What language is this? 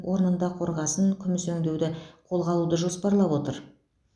Kazakh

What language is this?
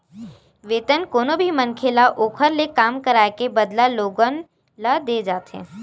Chhattisgarhi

